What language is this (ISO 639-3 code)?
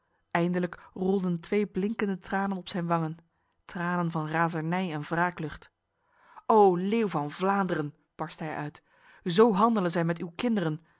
nld